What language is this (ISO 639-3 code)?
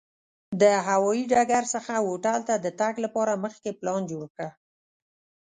pus